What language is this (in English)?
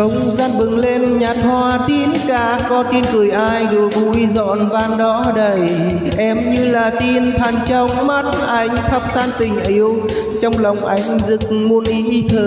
Vietnamese